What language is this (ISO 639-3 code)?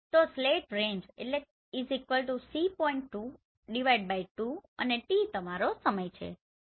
guj